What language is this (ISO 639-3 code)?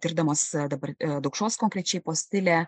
lit